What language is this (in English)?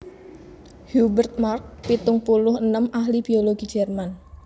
Javanese